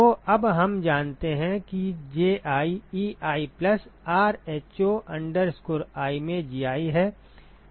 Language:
Hindi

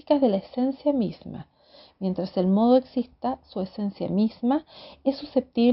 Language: Spanish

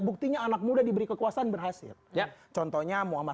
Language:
Indonesian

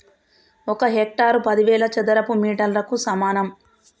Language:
Telugu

